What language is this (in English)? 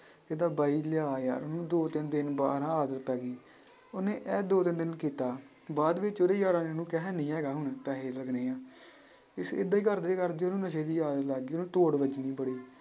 Punjabi